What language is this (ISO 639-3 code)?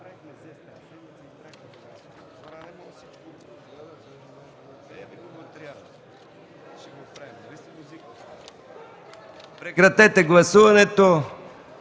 bul